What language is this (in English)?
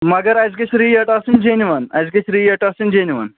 Kashmiri